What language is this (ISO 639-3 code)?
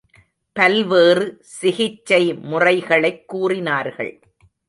tam